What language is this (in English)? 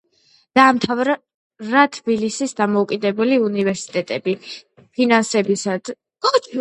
Georgian